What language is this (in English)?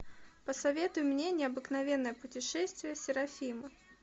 Russian